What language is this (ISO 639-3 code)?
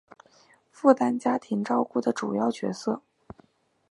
zho